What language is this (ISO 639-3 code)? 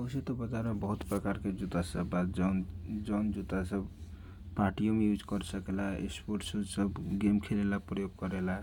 thq